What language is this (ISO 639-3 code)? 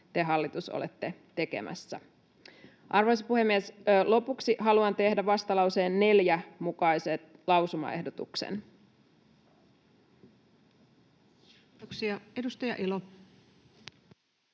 fin